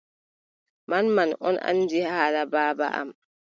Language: Adamawa Fulfulde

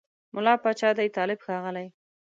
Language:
Pashto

